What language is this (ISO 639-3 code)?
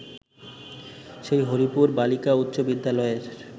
ben